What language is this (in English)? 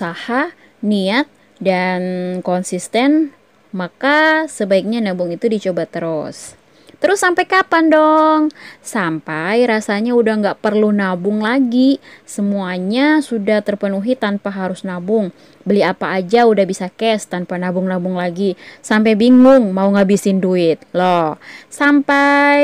Indonesian